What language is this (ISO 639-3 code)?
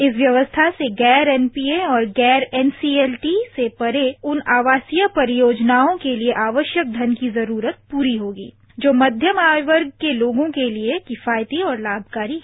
hin